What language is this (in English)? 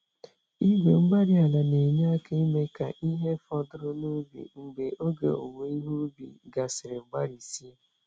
Igbo